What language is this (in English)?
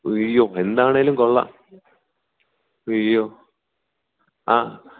Malayalam